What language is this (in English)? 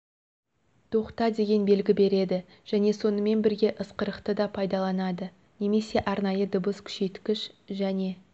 Kazakh